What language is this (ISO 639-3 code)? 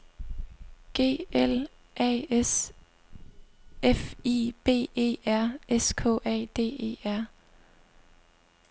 dan